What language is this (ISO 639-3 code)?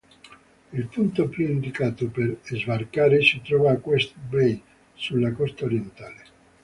ita